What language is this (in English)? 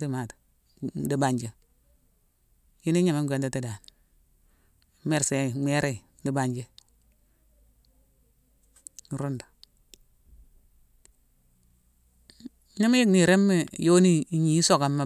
Mansoanka